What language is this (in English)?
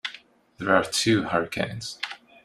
English